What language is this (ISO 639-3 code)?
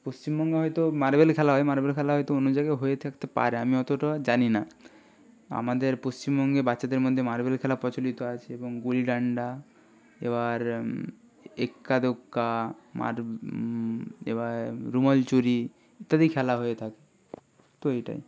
ben